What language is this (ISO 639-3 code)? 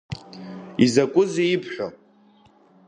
abk